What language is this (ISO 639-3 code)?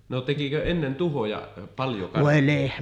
fin